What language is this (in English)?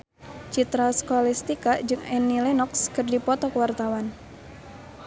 Sundanese